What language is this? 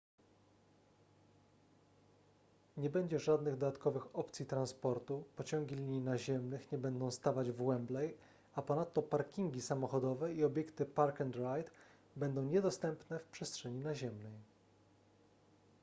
Polish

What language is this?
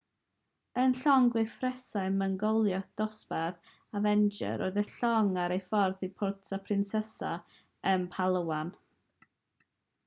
Welsh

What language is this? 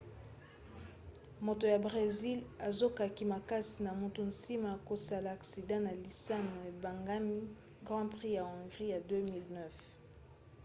Lingala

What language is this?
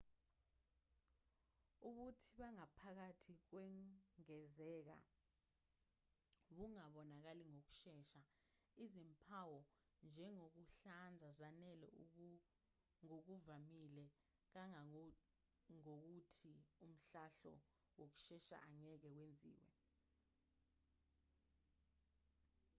Zulu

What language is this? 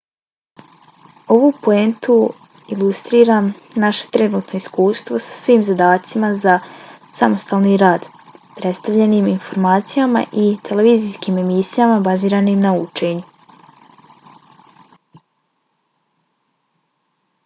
Bosnian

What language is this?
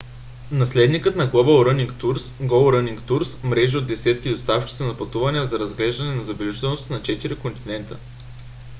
Bulgarian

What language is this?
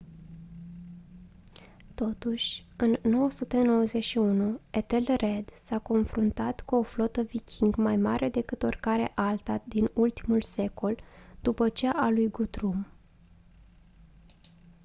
Romanian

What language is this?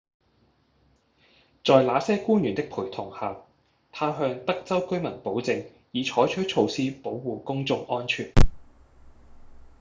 Cantonese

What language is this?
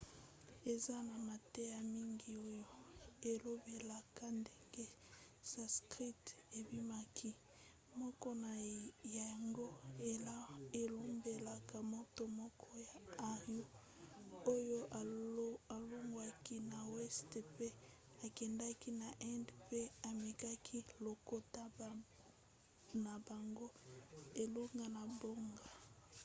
Lingala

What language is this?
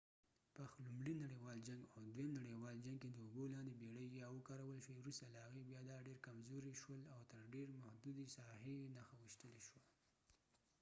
Pashto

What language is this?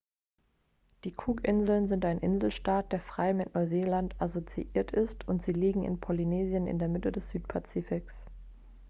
German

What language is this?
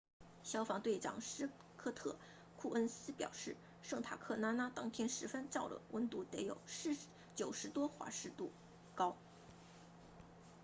Chinese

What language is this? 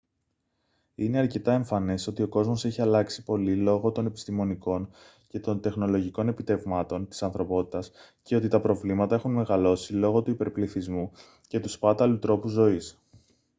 Greek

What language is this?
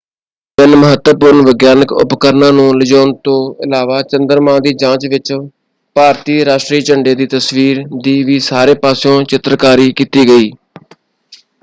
Punjabi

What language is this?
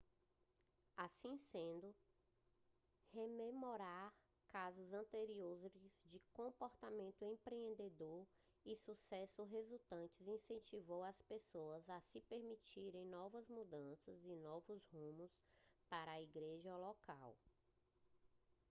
Portuguese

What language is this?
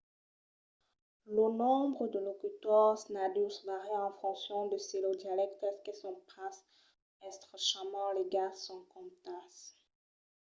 Occitan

